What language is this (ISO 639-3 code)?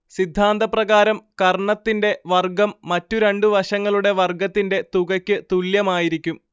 mal